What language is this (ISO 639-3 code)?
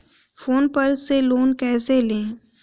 hin